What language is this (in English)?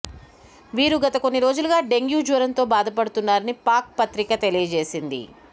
Telugu